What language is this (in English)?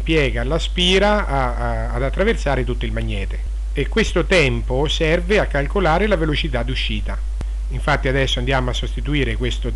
Italian